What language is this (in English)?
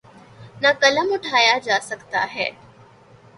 Urdu